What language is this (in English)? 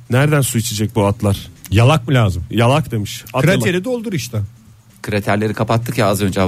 Turkish